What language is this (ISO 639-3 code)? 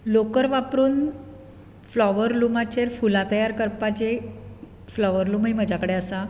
kok